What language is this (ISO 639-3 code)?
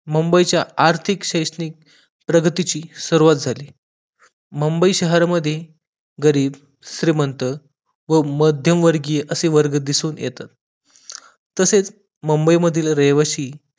mar